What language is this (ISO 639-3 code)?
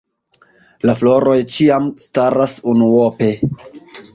epo